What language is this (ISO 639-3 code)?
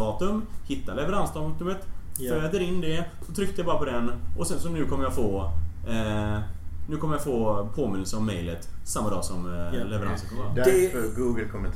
swe